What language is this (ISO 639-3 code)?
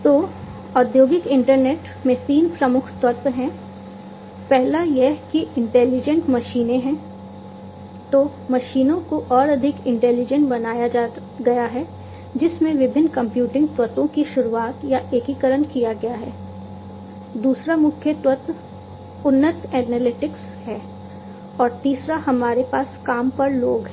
hin